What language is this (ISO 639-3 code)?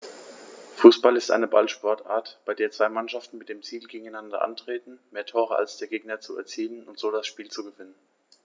deu